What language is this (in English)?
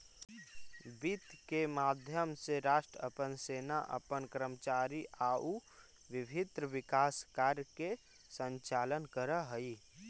Magahi